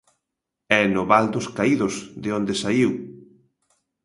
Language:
Galician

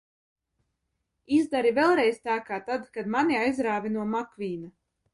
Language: Latvian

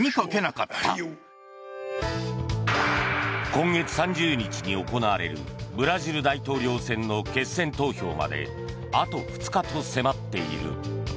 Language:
Japanese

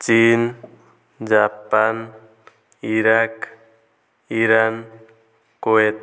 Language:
Odia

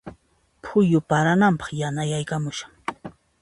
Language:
Puno Quechua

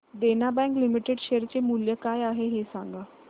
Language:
Marathi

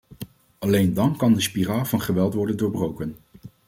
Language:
Dutch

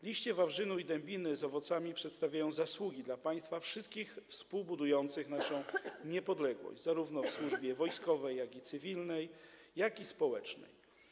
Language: Polish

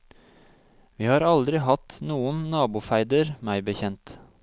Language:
Norwegian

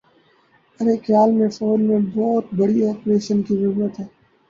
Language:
Urdu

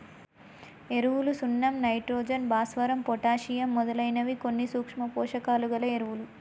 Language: Telugu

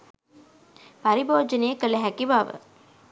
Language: Sinhala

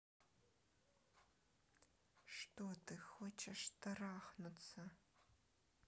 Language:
Russian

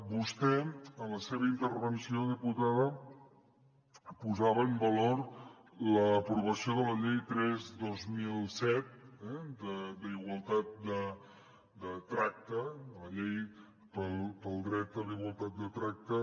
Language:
Catalan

